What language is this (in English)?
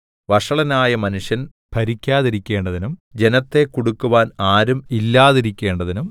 Malayalam